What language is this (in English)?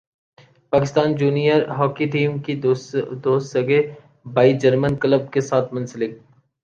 Urdu